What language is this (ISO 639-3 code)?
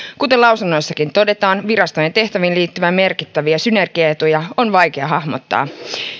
fin